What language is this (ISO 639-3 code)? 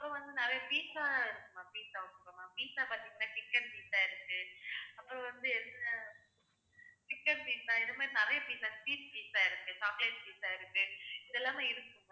tam